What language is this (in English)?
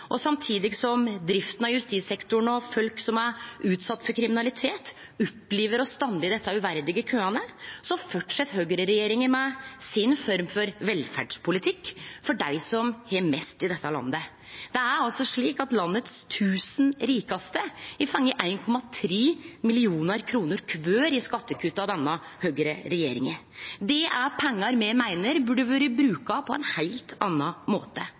Norwegian Nynorsk